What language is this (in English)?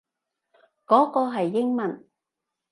Cantonese